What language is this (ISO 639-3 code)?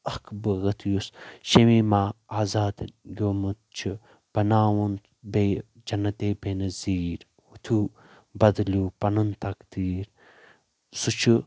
kas